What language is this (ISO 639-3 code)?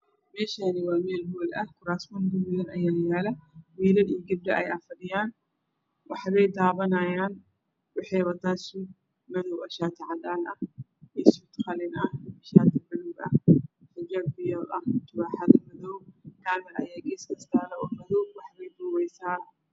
som